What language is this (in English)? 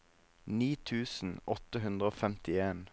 Norwegian